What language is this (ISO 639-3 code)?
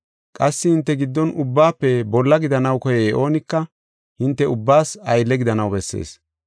gof